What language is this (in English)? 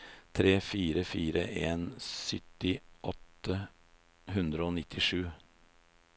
Norwegian